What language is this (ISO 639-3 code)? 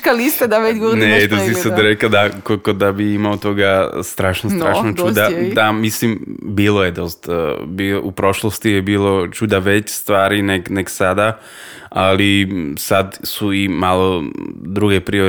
hrv